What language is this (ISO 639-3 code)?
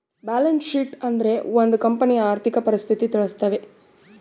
kan